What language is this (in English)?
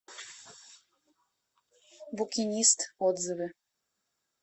Russian